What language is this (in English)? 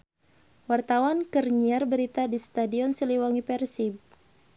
Sundanese